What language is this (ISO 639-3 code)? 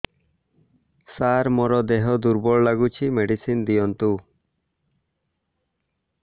ori